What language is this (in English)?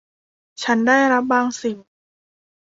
Thai